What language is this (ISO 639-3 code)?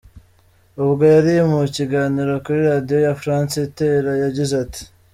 kin